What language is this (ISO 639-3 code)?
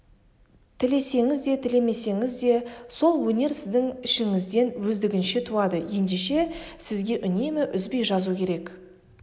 kaz